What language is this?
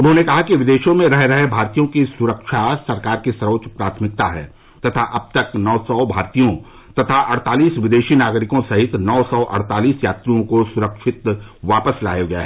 Hindi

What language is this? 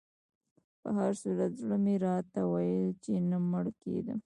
Pashto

